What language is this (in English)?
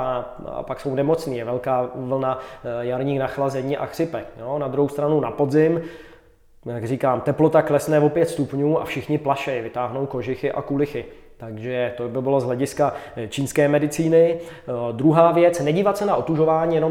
Czech